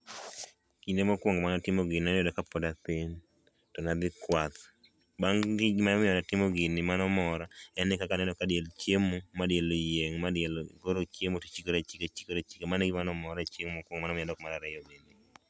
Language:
Luo (Kenya and Tanzania)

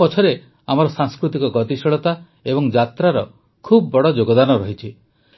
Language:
Odia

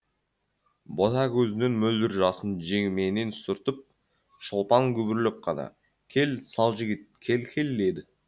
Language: Kazakh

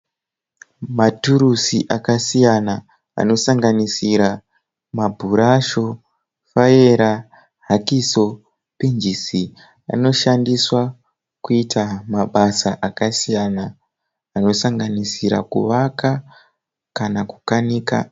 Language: Shona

